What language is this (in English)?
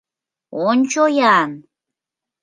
Mari